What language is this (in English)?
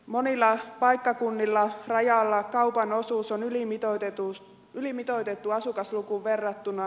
Finnish